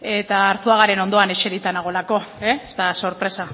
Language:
Basque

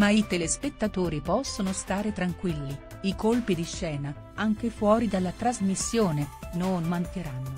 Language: Italian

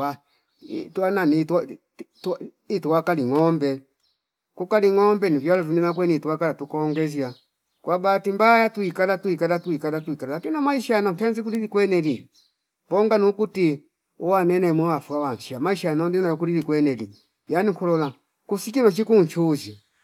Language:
Fipa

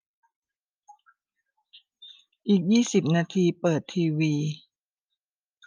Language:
Thai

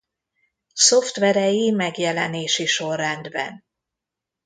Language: Hungarian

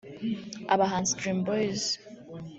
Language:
Kinyarwanda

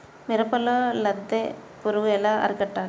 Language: Telugu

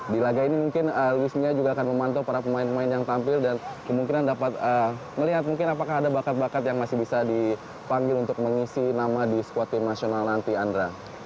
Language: Indonesian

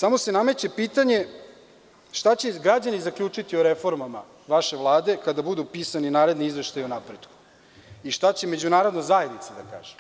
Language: Serbian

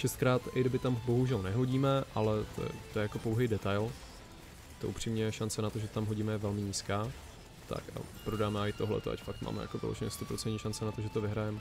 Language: Czech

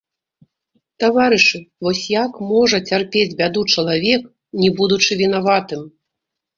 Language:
Belarusian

